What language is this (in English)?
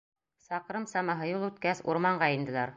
Bashkir